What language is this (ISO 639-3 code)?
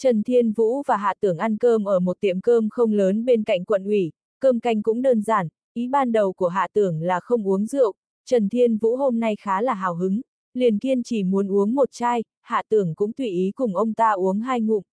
vie